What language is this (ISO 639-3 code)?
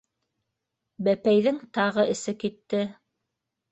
bak